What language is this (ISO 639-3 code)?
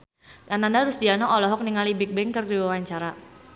sun